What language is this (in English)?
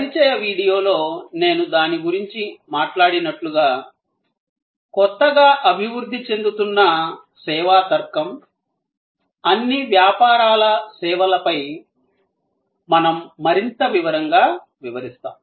Telugu